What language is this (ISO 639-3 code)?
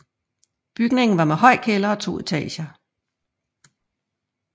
dan